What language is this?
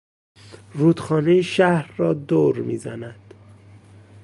Persian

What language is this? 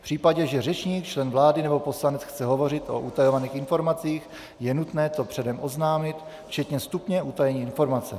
Czech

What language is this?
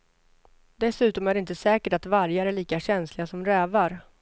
Swedish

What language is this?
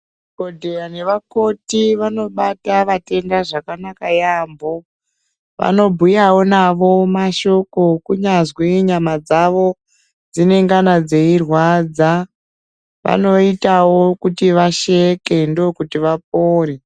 Ndau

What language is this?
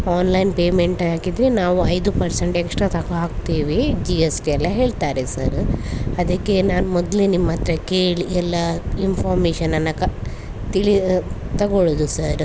Kannada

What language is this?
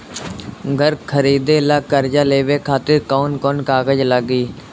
Bhojpuri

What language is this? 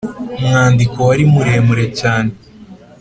Kinyarwanda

